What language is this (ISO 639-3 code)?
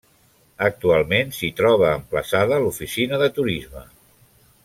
cat